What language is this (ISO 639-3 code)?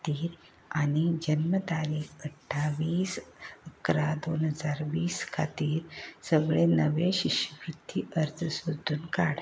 kok